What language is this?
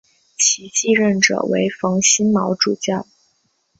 Chinese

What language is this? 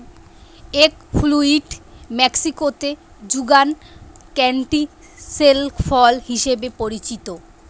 Bangla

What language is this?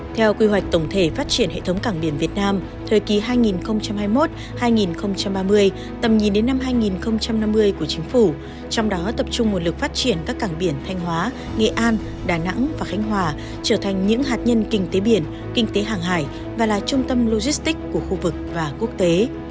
Vietnamese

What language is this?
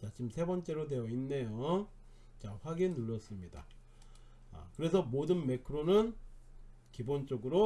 Korean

